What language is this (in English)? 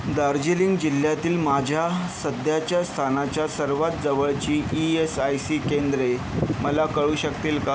Marathi